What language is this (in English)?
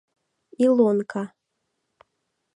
Mari